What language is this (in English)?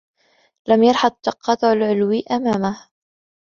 Arabic